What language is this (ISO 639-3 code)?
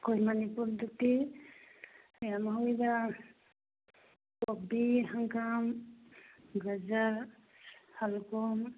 mni